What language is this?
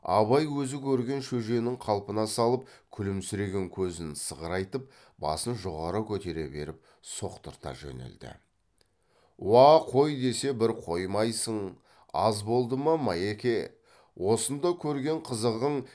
Kazakh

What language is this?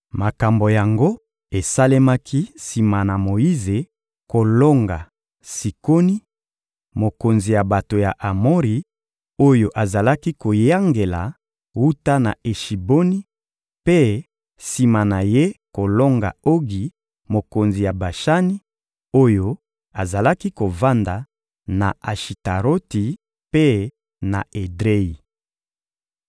Lingala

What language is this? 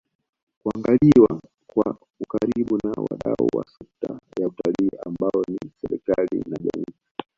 Swahili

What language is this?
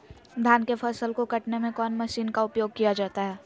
Magahi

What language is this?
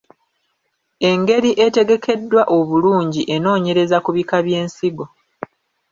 Ganda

